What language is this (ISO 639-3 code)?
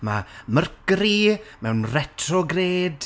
cym